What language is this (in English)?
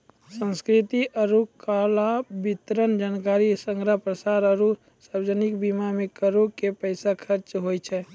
Maithili